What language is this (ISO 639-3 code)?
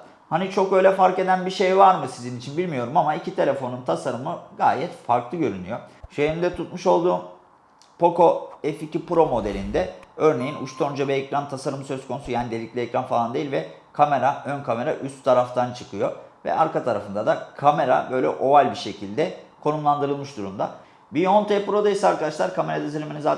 tur